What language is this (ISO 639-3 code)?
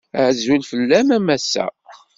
kab